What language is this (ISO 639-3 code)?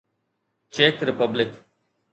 snd